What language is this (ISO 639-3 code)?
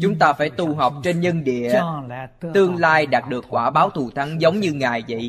vie